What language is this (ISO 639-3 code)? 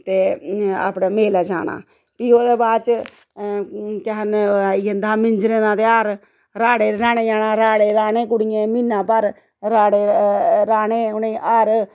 doi